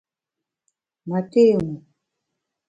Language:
Bamun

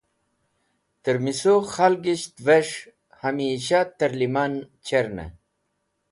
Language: Wakhi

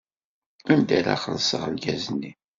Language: Kabyle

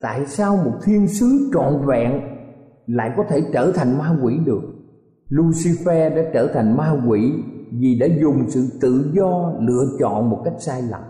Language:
Vietnamese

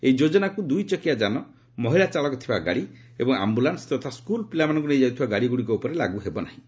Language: Odia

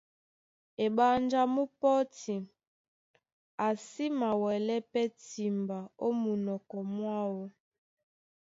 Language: Duala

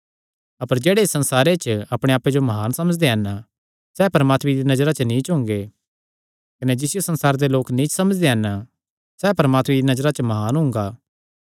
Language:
Kangri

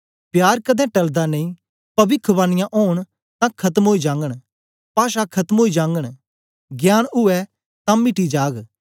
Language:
Dogri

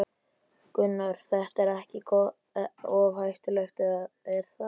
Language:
Icelandic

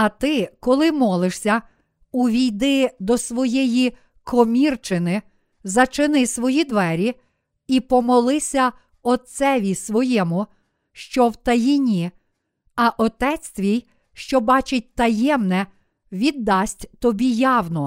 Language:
Ukrainian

